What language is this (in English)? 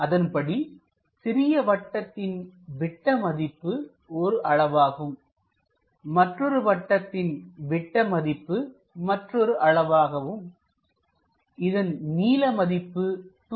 Tamil